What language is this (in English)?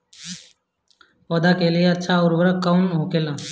Bhojpuri